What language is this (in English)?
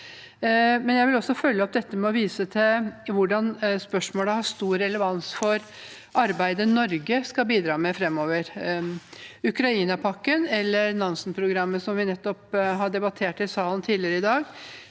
Norwegian